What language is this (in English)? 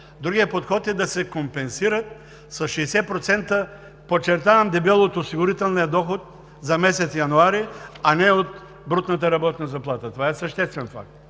Bulgarian